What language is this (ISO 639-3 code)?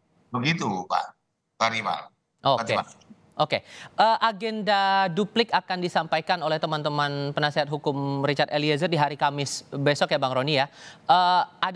ind